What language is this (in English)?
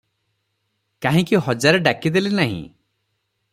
Odia